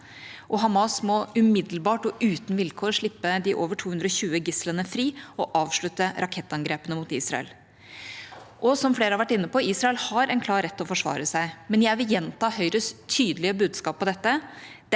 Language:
Norwegian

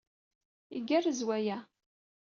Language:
Kabyle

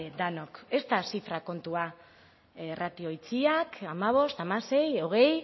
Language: Basque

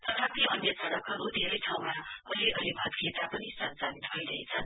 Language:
Nepali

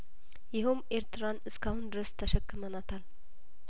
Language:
Amharic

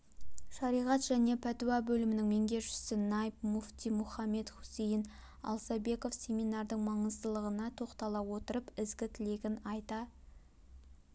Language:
Kazakh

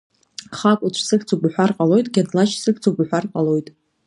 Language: Abkhazian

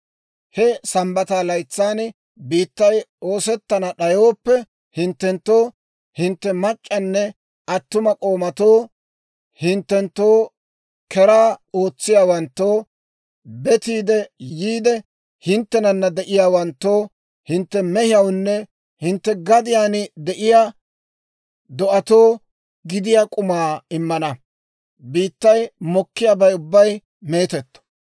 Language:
Dawro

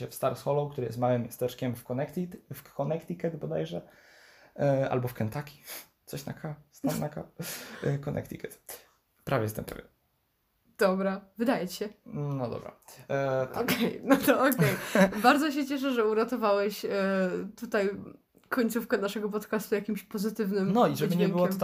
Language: Polish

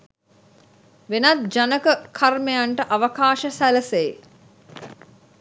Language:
Sinhala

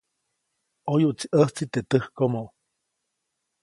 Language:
Copainalá Zoque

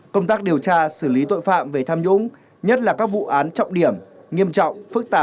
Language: Vietnamese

